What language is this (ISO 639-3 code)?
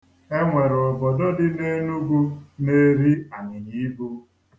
ibo